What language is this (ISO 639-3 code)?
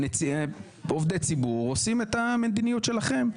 heb